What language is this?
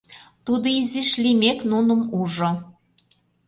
Mari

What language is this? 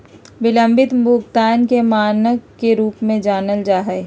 Magahi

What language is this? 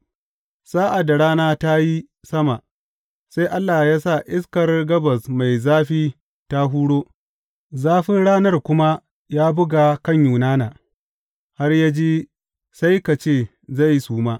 Hausa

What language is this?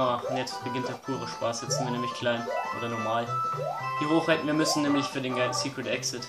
German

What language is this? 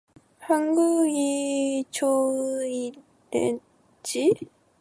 Korean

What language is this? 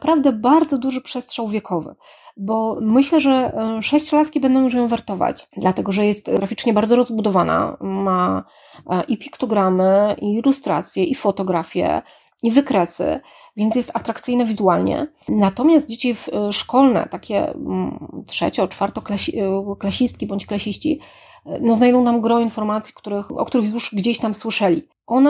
Polish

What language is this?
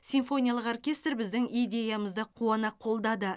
Kazakh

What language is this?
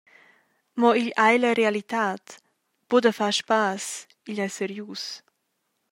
Romansh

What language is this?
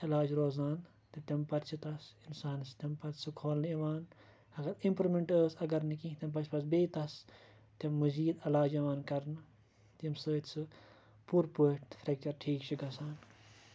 Kashmiri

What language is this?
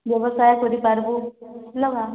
Odia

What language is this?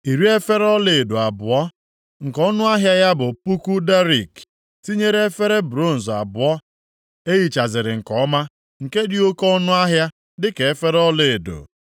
Igbo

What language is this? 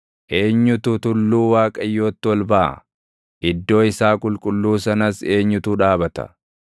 Oromo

